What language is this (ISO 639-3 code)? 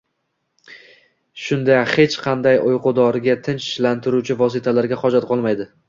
uzb